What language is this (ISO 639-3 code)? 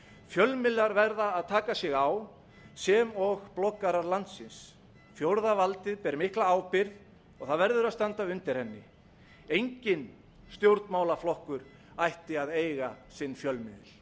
isl